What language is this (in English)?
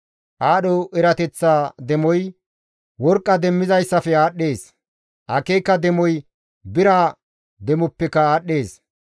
Gamo